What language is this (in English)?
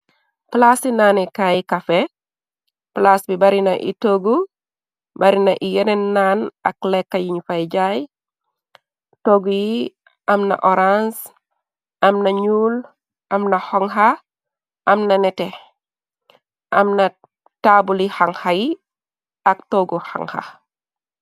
Wolof